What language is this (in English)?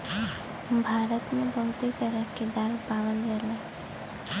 Bhojpuri